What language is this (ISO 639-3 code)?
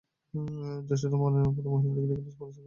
ben